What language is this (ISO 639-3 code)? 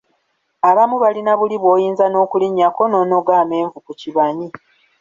lug